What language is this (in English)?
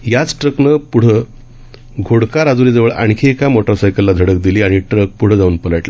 Marathi